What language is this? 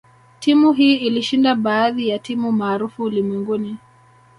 Swahili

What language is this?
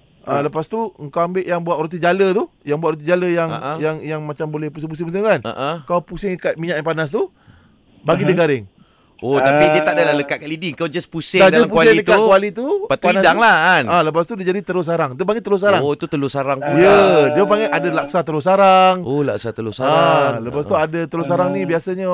Malay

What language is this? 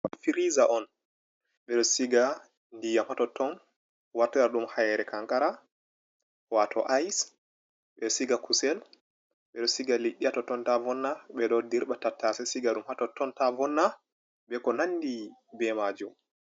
Fula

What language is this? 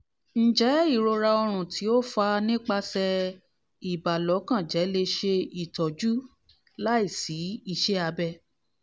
Yoruba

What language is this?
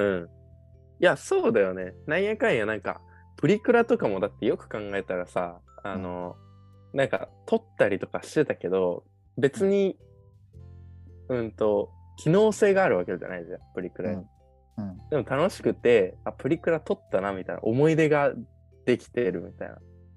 Japanese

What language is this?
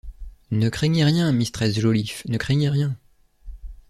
French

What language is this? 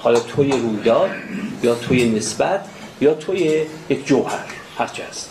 Persian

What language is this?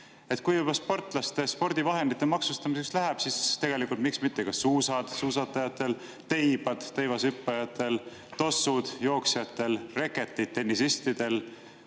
Estonian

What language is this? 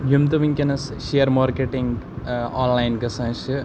Kashmiri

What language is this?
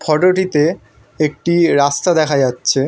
Bangla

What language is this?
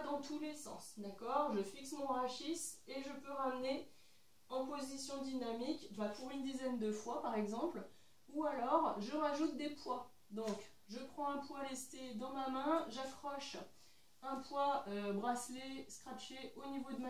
French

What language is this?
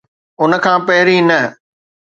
Sindhi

